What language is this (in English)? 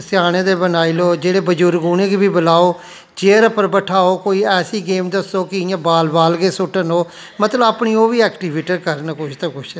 Dogri